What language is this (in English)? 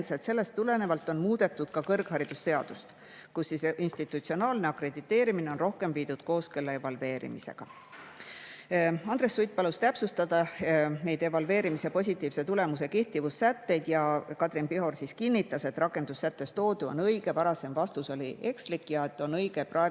Estonian